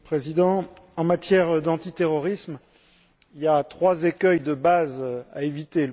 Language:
French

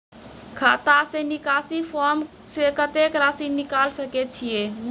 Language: Maithili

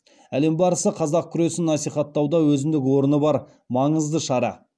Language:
Kazakh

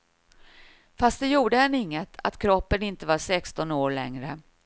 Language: Swedish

